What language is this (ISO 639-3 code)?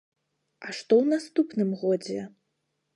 bel